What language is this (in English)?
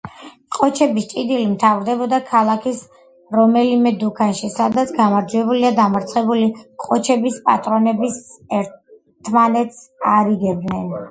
Georgian